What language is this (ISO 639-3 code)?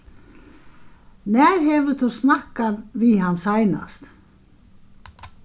fao